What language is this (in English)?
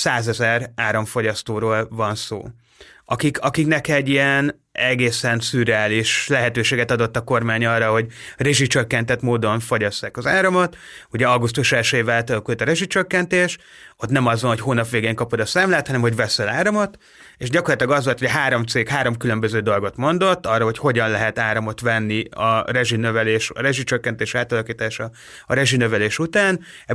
Hungarian